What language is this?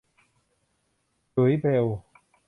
Thai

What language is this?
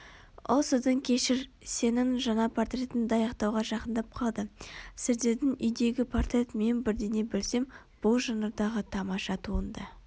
Kazakh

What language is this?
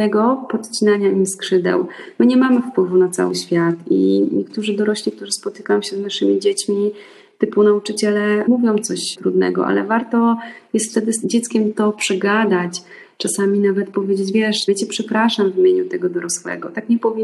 Polish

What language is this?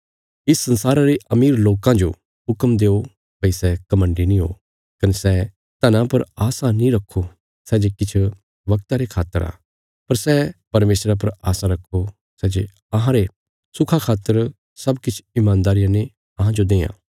Bilaspuri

